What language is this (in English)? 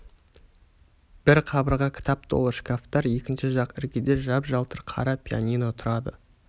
Kazakh